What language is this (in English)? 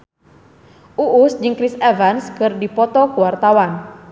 Sundanese